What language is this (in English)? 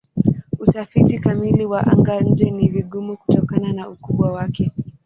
Swahili